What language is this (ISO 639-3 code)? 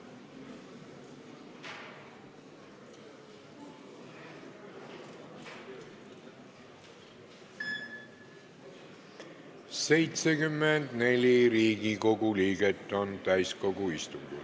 est